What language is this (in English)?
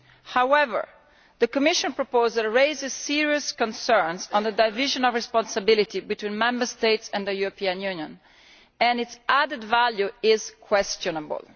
English